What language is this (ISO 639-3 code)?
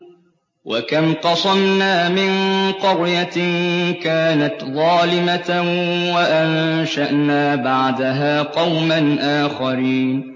ara